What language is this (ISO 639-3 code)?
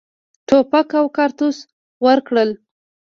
pus